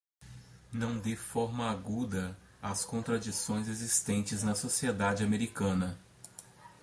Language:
Portuguese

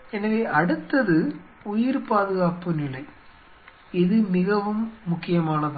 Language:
Tamil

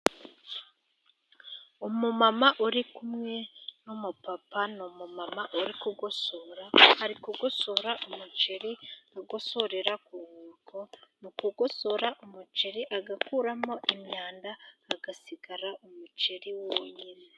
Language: Kinyarwanda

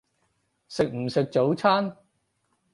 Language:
Cantonese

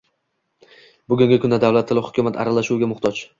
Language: Uzbek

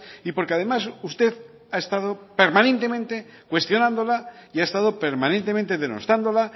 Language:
Spanish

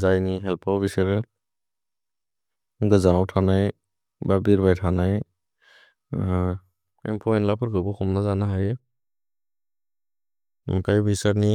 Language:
Bodo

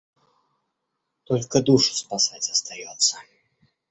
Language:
Russian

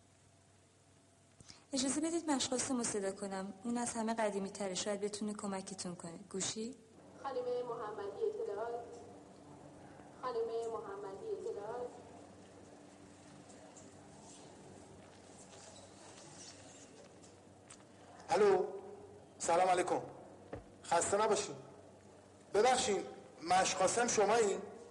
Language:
Persian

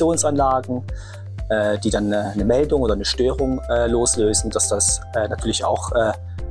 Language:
German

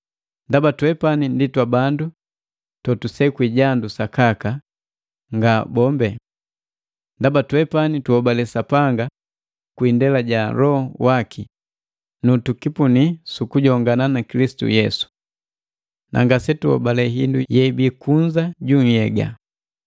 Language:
Matengo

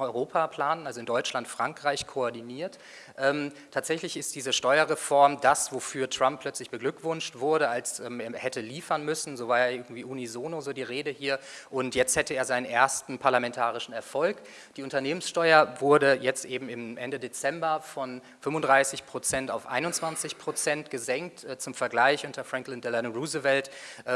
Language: German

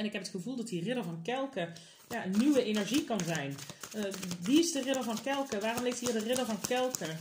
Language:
Dutch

